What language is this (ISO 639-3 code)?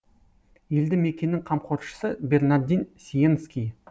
kaz